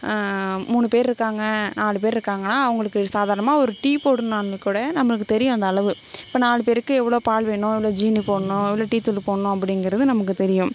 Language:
Tamil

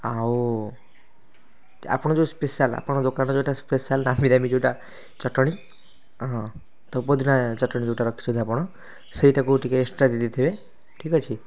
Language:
Odia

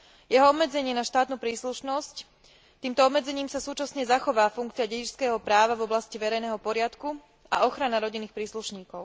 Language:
Slovak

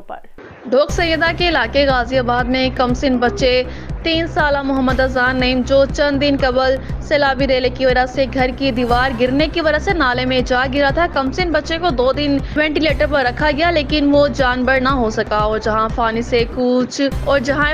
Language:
Hindi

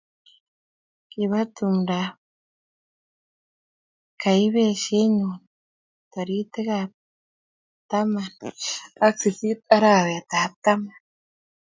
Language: Kalenjin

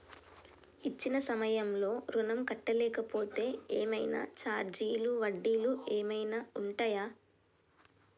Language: Telugu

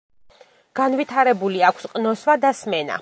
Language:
Georgian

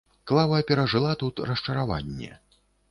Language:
Belarusian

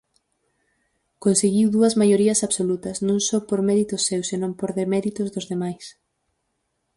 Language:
Galician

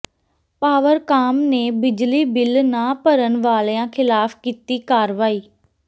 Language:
Punjabi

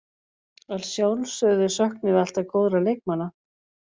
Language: Icelandic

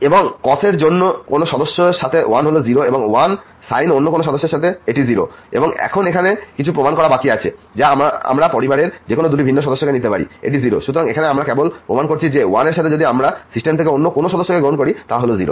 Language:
Bangla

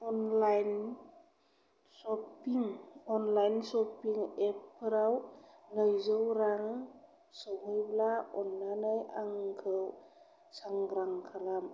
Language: Bodo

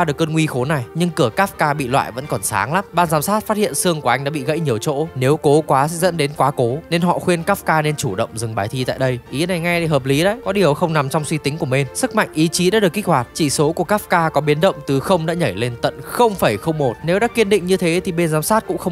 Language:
Vietnamese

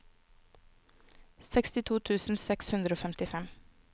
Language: Norwegian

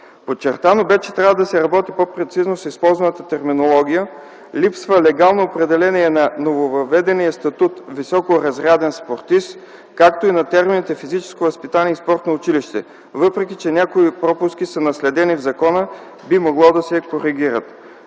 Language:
Bulgarian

